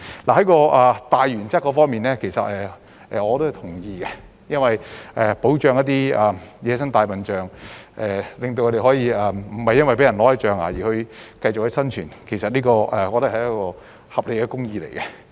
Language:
Cantonese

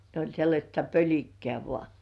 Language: Finnish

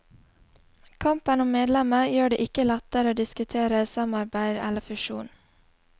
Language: Norwegian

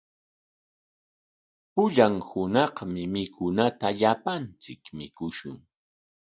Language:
Corongo Ancash Quechua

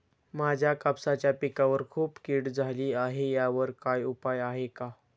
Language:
Marathi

